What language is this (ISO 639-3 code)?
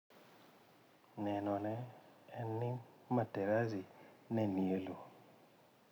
luo